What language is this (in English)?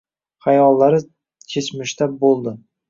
Uzbek